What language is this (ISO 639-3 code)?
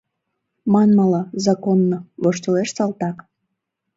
chm